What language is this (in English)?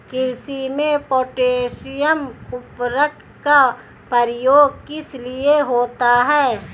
Hindi